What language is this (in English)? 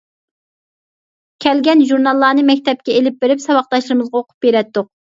Uyghur